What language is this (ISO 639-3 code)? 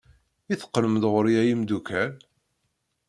kab